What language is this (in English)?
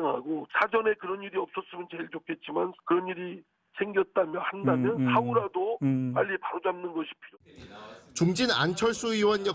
Korean